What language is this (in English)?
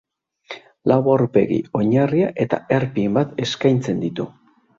Basque